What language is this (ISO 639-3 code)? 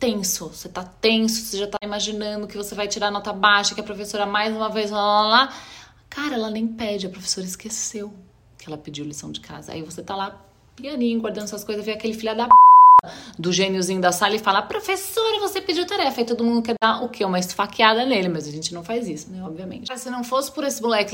por